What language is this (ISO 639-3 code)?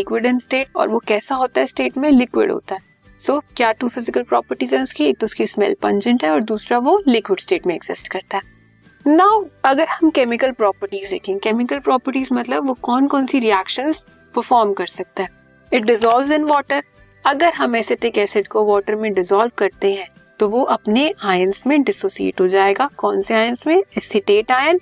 hin